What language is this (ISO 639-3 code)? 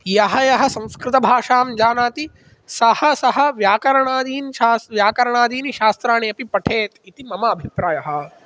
san